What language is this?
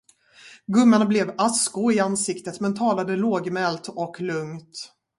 Swedish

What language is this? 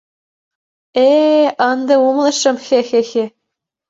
Mari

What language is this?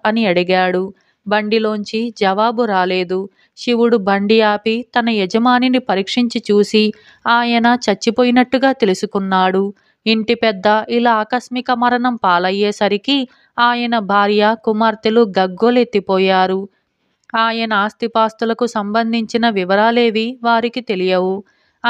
Telugu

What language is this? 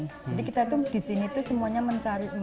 Indonesian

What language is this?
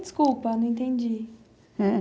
Portuguese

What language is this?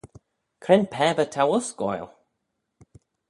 Manx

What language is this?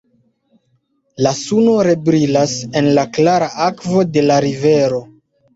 Esperanto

